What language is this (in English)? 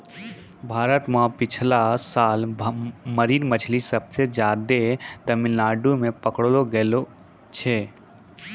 Maithili